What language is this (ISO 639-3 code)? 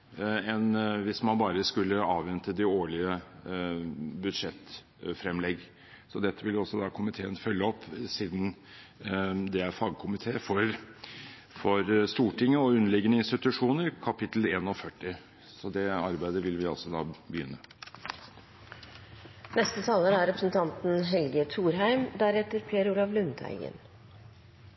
nob